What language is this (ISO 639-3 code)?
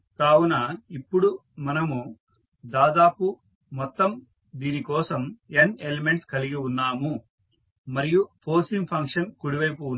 tel